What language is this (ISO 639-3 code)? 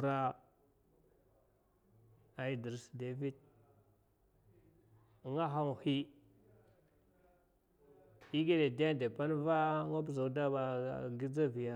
maf